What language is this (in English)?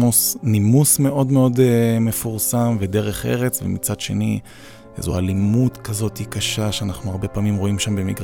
Hebrew